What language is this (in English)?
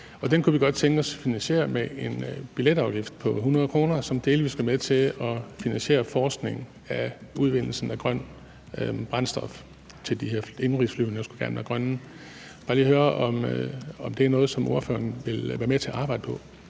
Danish